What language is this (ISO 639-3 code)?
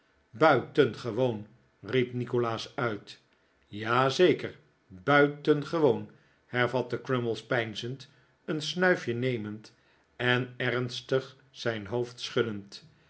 nld